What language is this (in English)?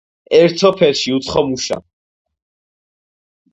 Georgian